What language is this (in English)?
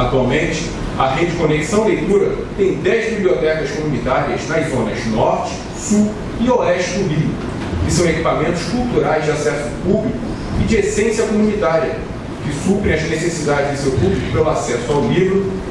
Portuguese